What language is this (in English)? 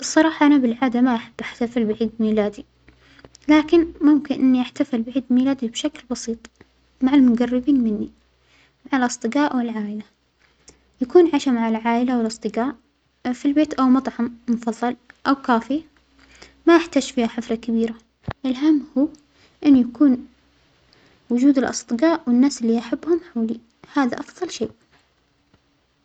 Omani Arabic